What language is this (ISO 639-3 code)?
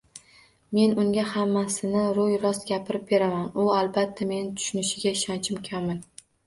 uzb